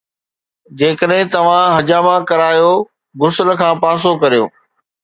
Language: Sindhi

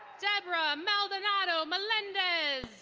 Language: English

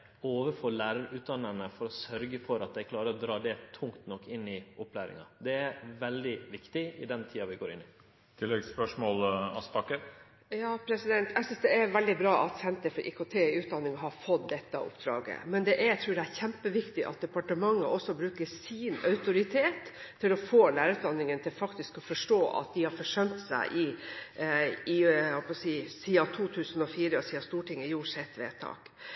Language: Norwegian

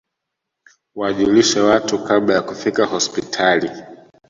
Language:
Swahili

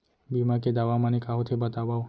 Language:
Chhattisgarhi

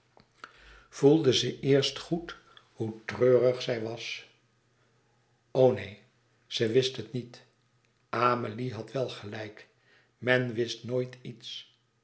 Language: Dutch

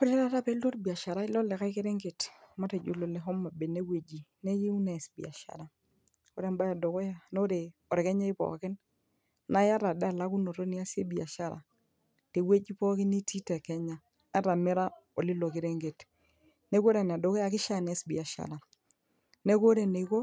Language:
Masai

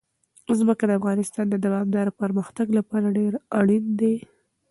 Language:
Pashto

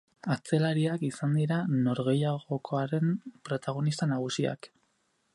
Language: Basque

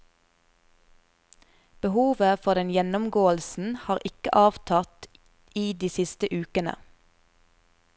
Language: Norwegian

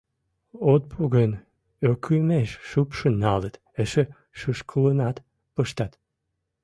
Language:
Mari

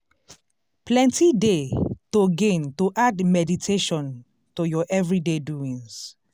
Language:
Nigerian Pidgin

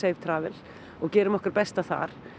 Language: Icelandic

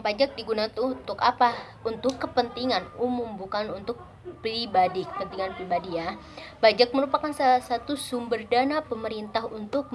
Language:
Indonesian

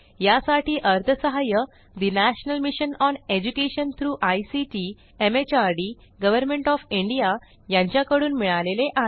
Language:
Marathi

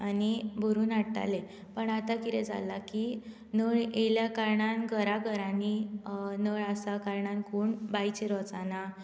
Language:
Konkani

